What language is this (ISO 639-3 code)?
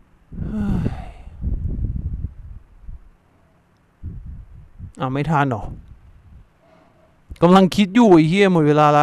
tha